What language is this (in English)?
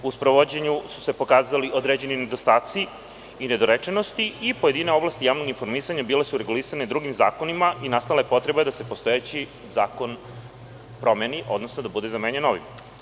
Serbian